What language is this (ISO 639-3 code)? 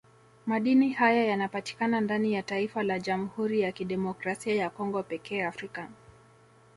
swa